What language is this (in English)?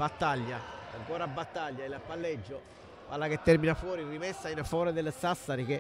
Italian